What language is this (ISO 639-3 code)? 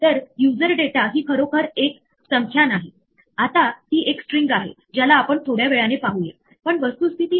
mar